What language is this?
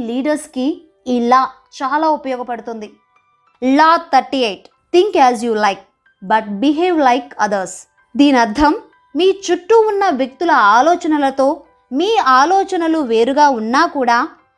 Telugu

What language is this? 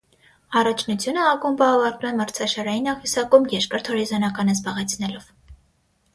Armenian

